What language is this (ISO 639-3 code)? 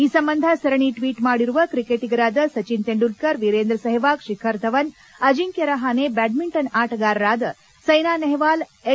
kan